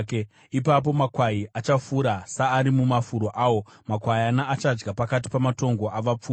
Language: Shona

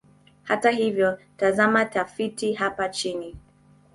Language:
Swahili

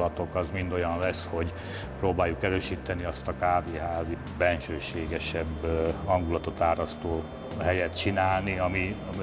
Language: Hungarian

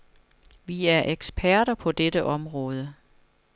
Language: Danish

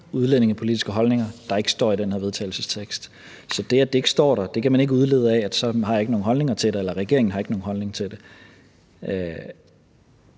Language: Danish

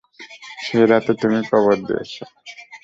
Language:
Bangla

